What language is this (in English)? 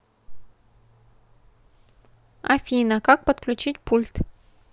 Russian